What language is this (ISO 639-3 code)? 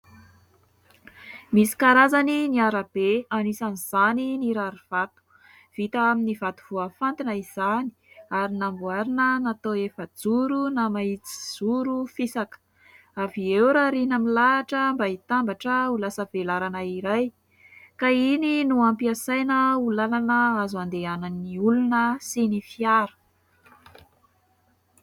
mlg